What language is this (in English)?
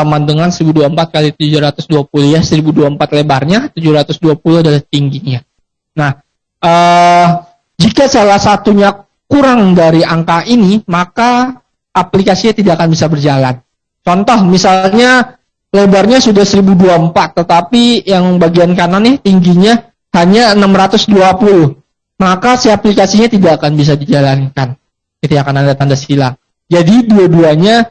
Indonesian